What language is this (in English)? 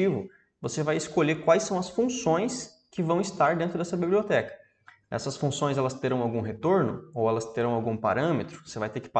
Portuguese